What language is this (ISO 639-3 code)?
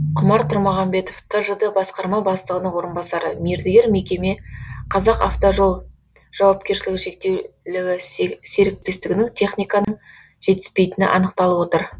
kaz